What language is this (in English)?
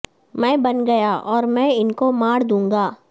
Urdu